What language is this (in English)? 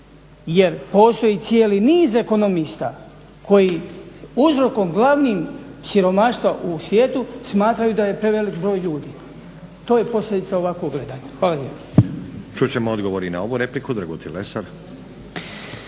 Croatian